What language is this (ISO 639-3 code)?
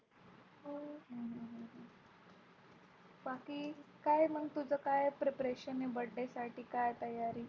mar